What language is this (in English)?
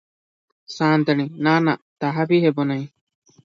Odia